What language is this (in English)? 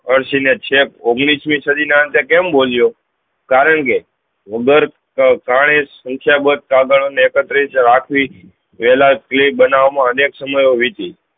Gujarati